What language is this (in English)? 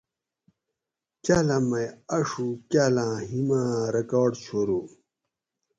Gawri